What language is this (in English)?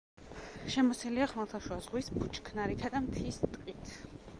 Georgian